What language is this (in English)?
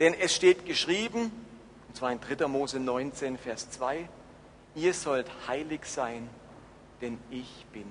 German